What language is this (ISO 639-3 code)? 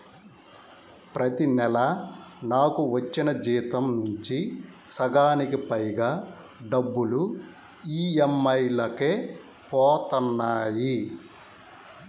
tel